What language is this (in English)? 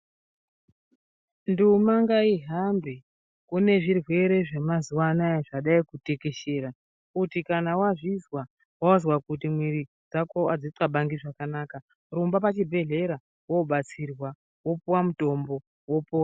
Ndau